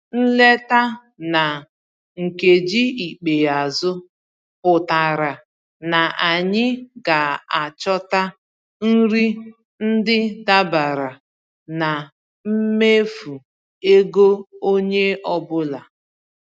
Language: Igbo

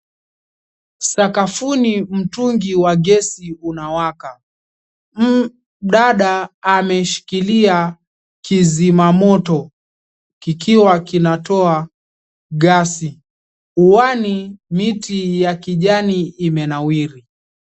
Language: Swahili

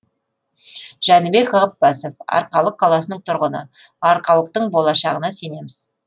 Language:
Kazakh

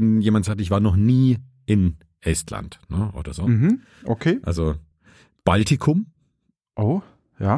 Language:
German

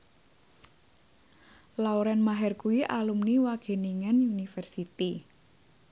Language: Javanese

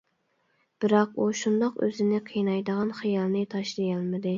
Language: Uyghur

